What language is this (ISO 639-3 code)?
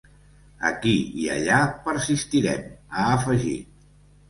cat